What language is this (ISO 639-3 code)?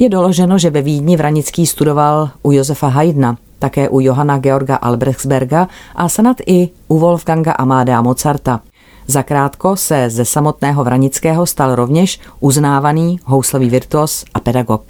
ces